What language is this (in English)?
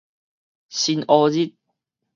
Min Nan Chinese